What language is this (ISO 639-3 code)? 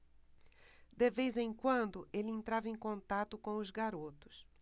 por